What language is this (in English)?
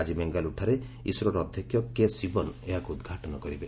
Odia